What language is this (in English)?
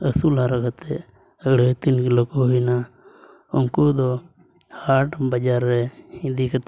Santali